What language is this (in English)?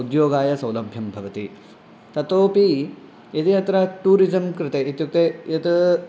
Sanskrit